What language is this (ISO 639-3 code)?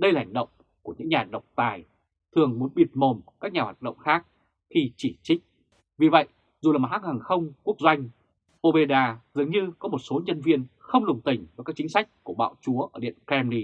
vie